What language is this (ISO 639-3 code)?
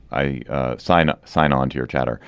eng